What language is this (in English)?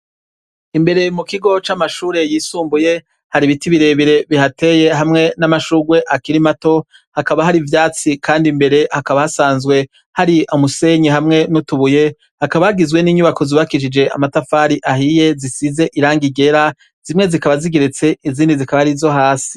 Rundi